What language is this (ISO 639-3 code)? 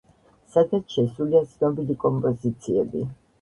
kat